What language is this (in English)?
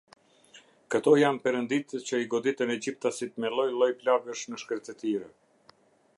Albanian